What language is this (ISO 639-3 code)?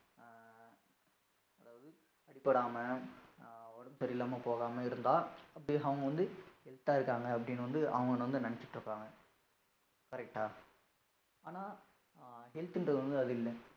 tam